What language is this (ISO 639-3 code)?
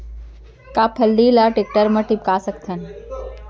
hne